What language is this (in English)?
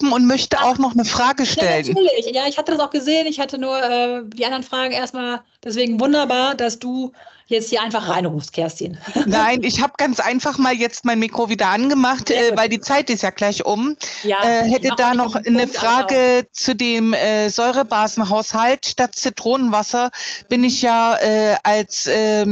German